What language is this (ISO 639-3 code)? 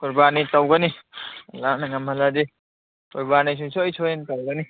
mni